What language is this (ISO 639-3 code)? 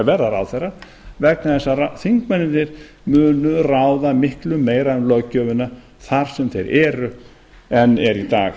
isl